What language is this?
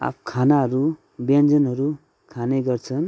Nepali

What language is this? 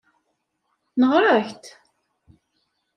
Kabyle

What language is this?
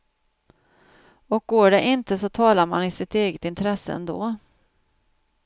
Swedish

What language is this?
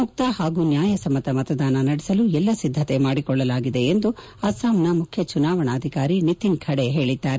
Kannada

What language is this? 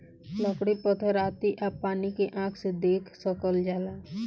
Bhojpuri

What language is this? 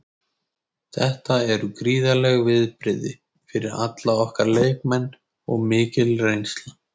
Icelandic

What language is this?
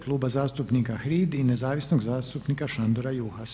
Croatian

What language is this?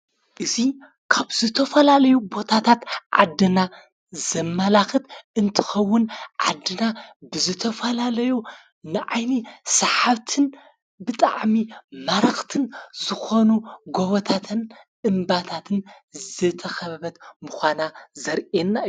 Tigrinya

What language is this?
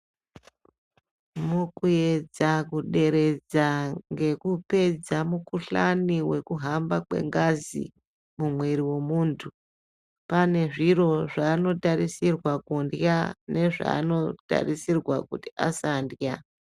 Ndau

